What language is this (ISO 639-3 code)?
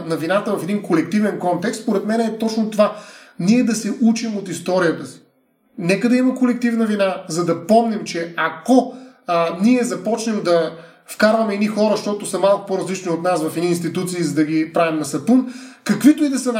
bul